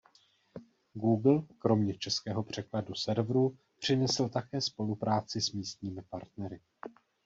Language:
Czech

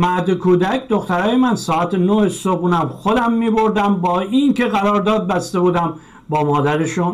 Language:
Persian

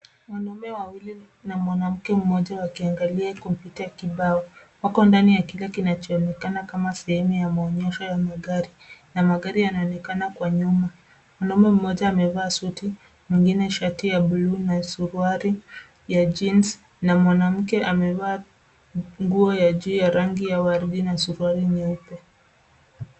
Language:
Swahili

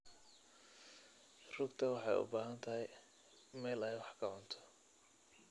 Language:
Somali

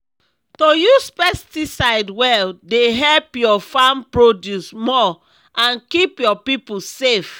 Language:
Nigerian Pidgin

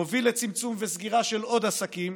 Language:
Hebrew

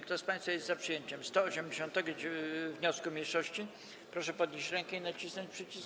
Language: Polish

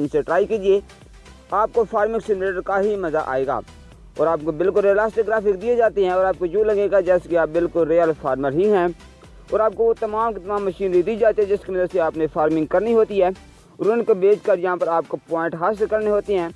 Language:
Vietnamese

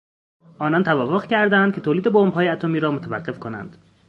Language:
Persian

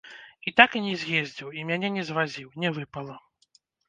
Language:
Belarusian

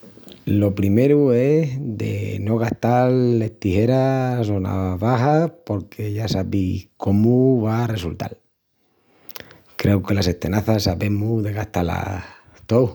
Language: Extremaduran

